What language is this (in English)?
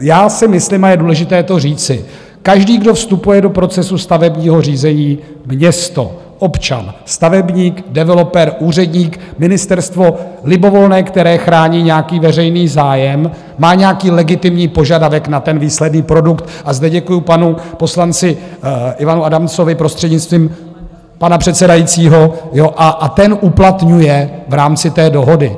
Czech